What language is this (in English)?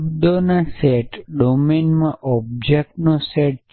Gujarati